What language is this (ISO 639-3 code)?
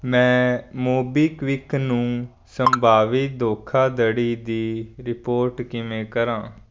pan